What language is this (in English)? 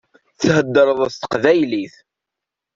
Kabyle